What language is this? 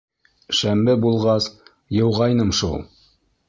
Bashkir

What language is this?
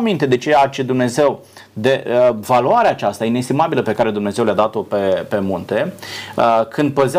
Romanian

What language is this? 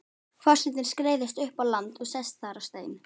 Icelandic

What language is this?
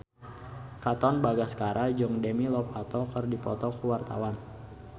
Sundanese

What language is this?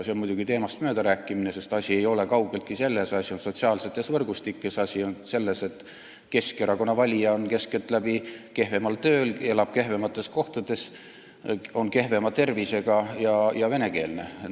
Estonian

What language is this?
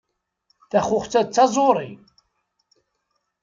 Kabyle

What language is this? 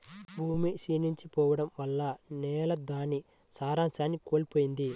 Telugu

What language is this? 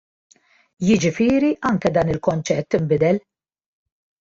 Maltese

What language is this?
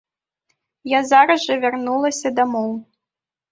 Belarusian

